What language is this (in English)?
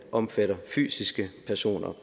Danish